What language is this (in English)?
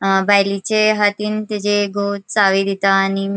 Konkani